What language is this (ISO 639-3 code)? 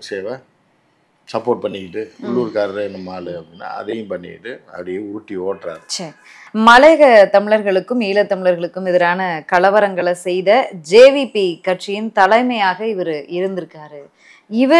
kor